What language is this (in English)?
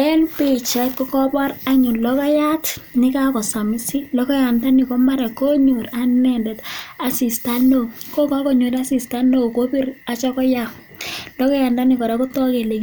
Kalenjin